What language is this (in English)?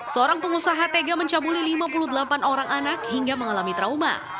Indonesian